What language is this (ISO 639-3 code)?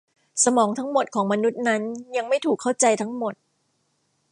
tha